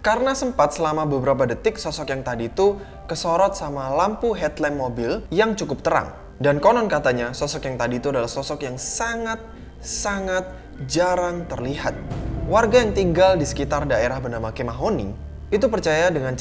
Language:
Indonesian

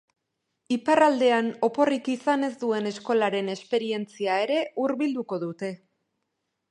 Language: Basque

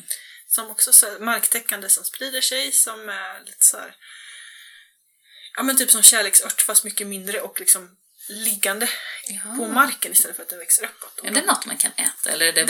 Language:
Swedish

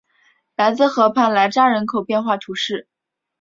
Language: Chinese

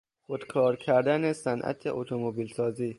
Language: Persian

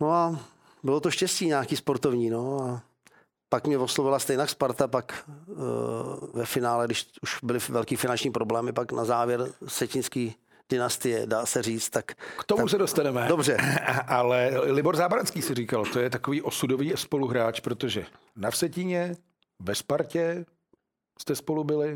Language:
Czech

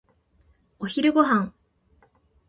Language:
Japanese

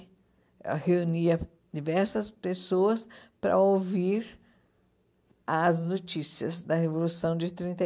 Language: Portuguese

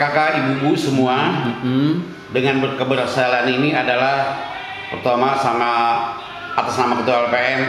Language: Indonesian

